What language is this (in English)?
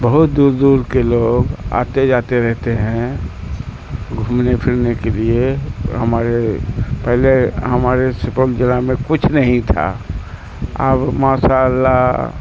Urdu